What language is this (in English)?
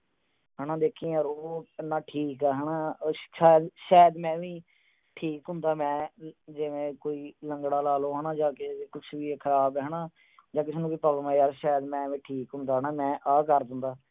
Punjabi